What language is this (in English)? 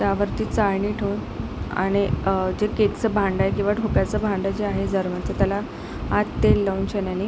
Marathi